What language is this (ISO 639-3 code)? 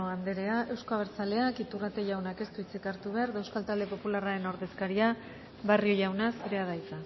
eus